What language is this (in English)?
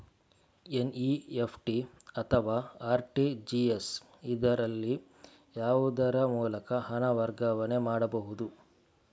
Kannada